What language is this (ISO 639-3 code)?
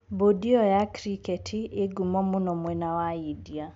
kik